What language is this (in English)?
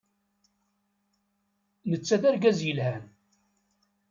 Kabyle